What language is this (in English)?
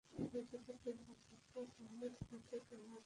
Bangla